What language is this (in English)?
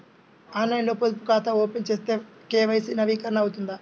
Telugu